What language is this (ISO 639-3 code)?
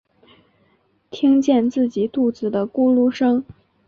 zho